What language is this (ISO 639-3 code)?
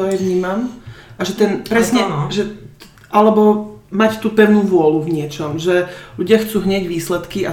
slk